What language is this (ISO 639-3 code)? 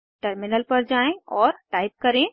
hin